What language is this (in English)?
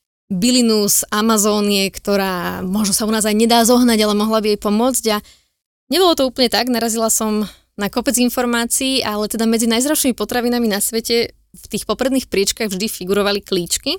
Slovak